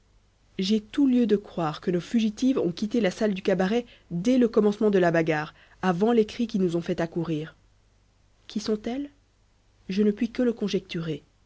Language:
French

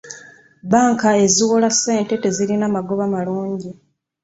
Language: Ganda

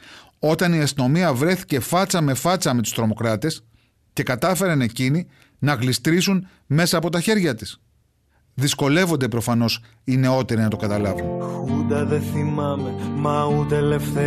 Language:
Greek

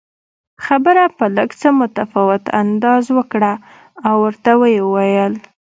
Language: Pashto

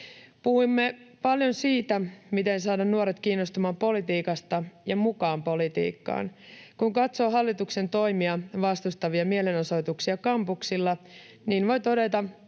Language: Finnish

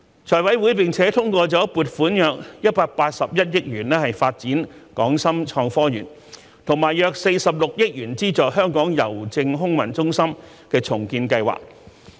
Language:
Cantonese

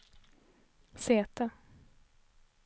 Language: Swedish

